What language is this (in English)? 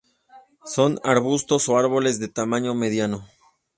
Spanish